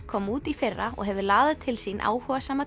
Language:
Icelandic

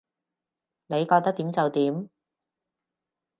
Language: Cantonese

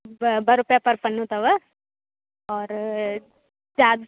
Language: Sindhi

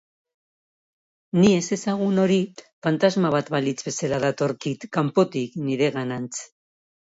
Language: Basque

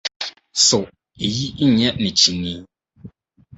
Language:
Akan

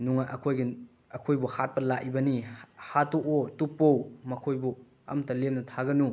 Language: Manipuri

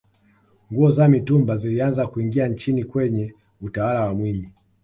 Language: Swahili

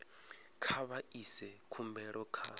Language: Venda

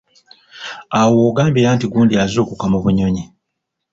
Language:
Ganda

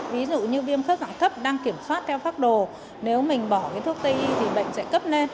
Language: Vietnamese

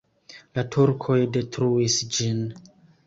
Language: Esperanto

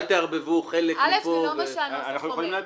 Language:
Hebrew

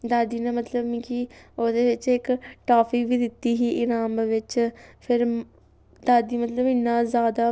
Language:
Dogri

